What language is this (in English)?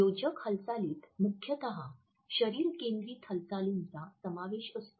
Marathi